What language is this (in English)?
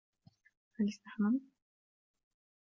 Arabic